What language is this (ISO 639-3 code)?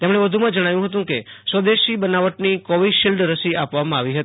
guj